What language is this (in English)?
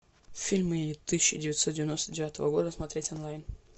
Russian